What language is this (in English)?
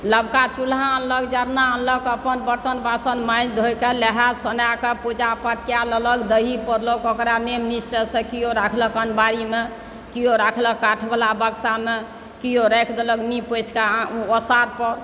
Maithili